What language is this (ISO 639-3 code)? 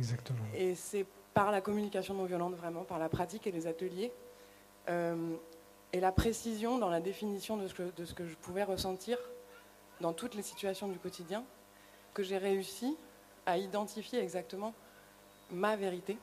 fra